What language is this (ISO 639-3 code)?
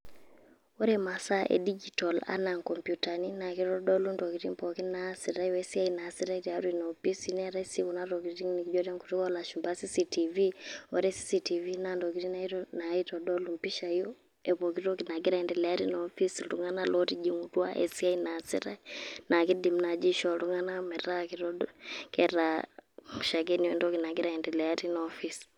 mas